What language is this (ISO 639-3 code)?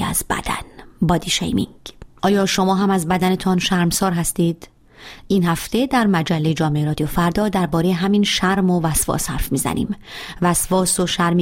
fas